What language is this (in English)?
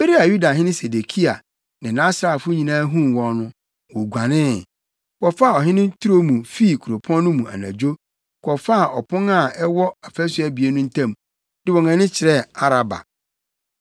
Akan